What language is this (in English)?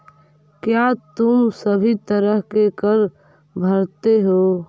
Magahi